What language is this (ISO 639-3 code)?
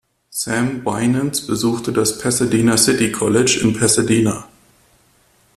deu